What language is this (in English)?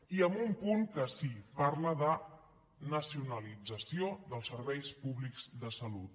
Catalan